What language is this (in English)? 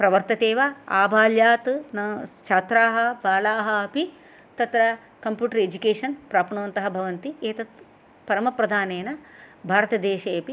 Sanskrit